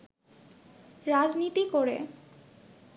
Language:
Bangla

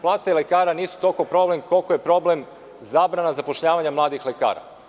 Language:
Serbian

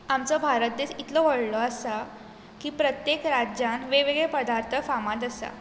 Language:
Konkani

